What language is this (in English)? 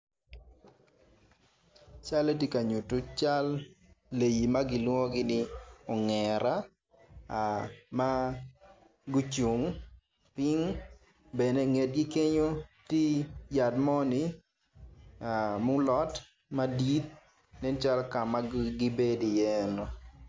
Acoli